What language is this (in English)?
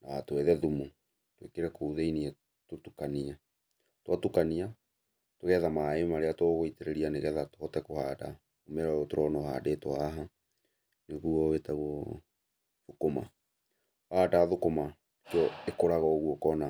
Kikuyu